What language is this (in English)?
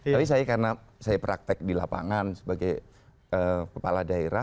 Indonesian